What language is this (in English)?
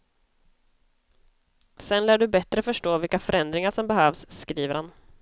Swedish